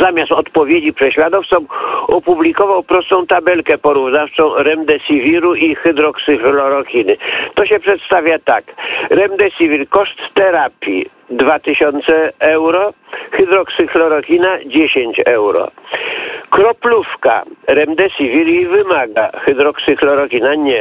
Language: Polish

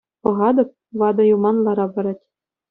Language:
Chuvash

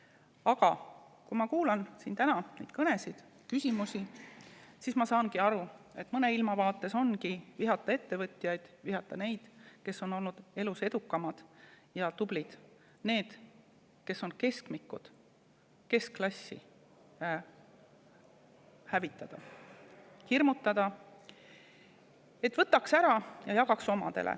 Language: Estonian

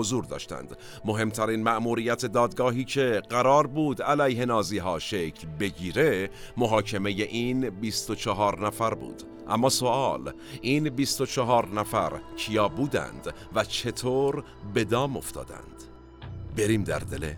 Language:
Persian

